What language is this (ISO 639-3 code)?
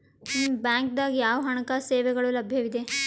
kan